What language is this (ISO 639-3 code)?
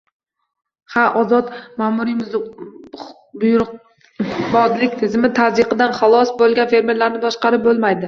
uzb